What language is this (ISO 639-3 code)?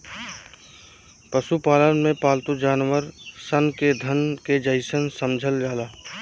bho